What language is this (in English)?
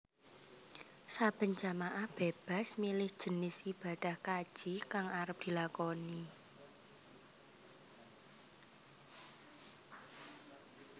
Javanese